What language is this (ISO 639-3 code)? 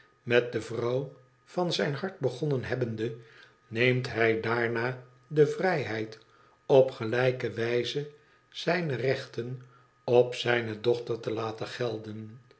nld